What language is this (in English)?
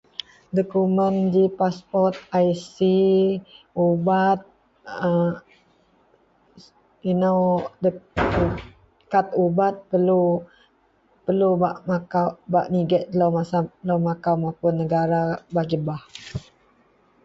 Central Melanau